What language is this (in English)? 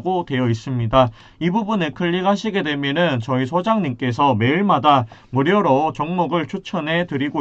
Korean